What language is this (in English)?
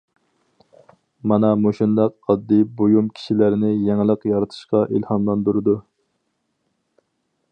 Uyghur